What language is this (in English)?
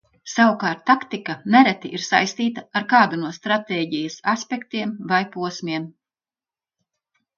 Latvian